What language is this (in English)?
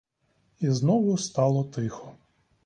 Ukrainian